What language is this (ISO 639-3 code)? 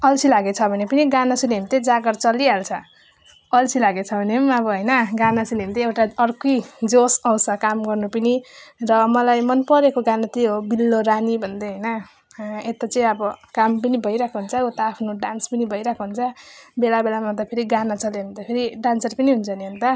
nep